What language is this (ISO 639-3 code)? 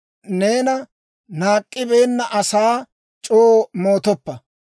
dwr